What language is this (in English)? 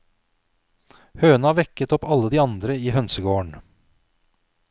Norwegian